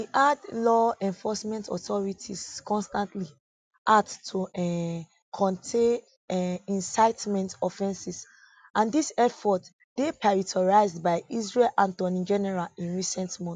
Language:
Nigerian Pidgin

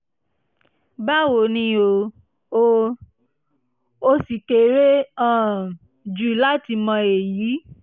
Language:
Yoruba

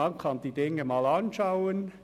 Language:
Swiss German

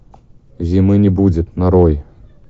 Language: Russian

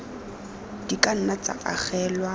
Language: Tswana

